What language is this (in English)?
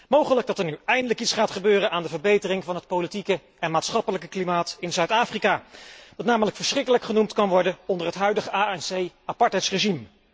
Dutch